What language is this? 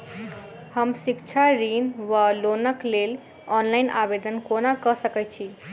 Maithili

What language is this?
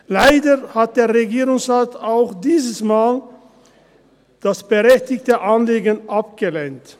Swiss German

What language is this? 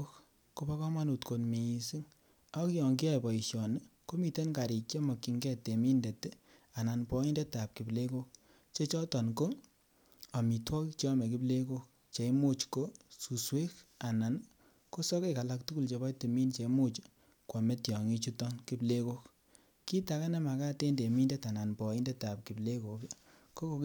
Kalenjin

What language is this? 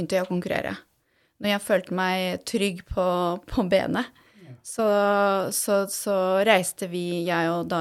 Swedish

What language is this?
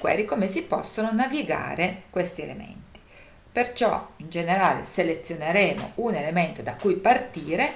Italian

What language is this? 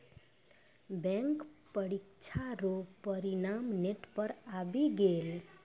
Maithili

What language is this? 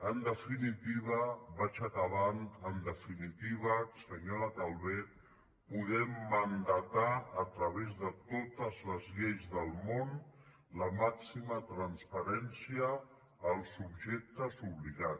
Catalan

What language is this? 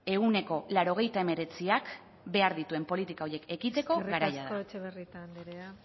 Basque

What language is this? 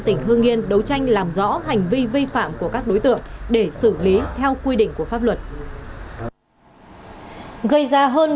Vietnamese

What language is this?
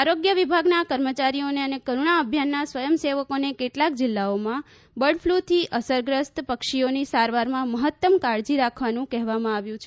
Gujarati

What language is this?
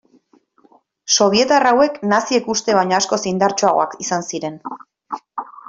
Basque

